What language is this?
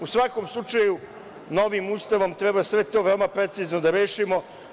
Serbian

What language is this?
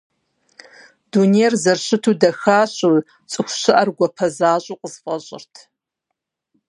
Kabardian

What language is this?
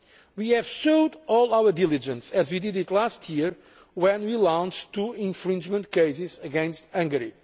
English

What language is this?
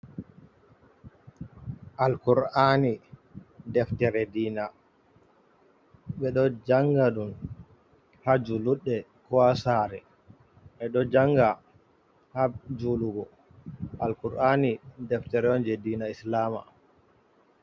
Fula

